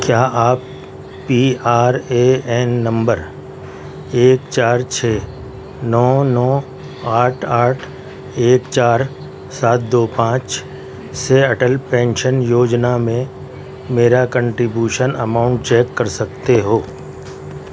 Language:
Urdu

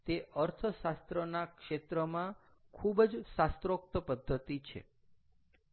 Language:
Gujarati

